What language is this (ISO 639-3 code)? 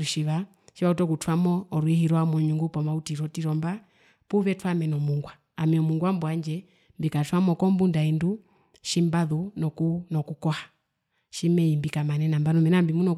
her